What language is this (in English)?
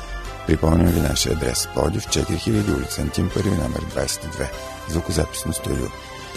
Bulgarian